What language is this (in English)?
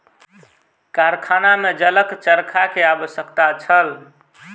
Maithili